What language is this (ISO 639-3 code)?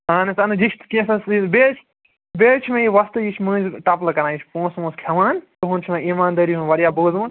kas